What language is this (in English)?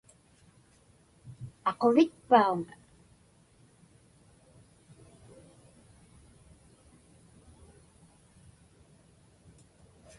Inupiaq